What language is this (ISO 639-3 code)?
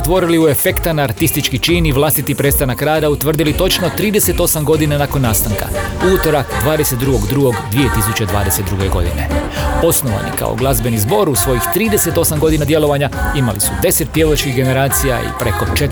hrv